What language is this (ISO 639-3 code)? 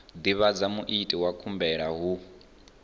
ven